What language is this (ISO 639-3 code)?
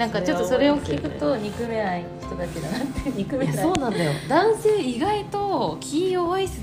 jpn